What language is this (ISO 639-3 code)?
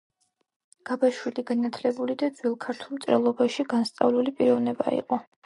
kat